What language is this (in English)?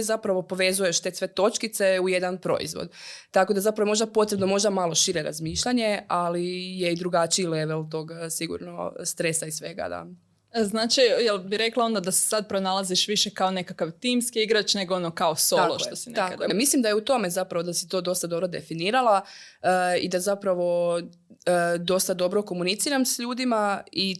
Croatian